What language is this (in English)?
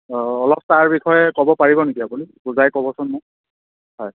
Assamese